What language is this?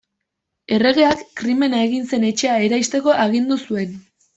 Basque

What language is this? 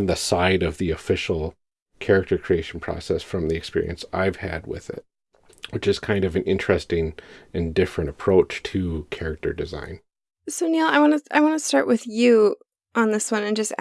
English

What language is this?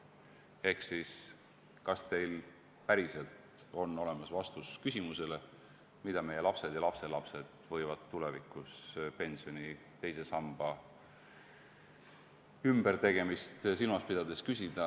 Estonian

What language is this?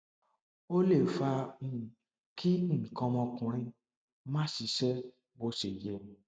Yoruba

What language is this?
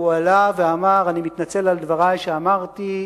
Hebrew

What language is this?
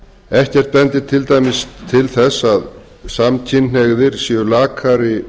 Icelandic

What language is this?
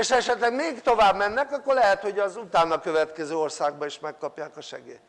Hungarian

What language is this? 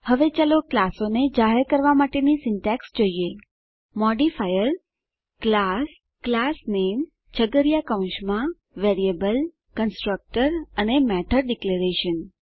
Gujarati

